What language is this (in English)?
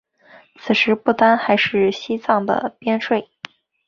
Chinese